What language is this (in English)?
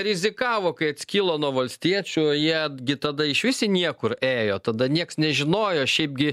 Lithuanian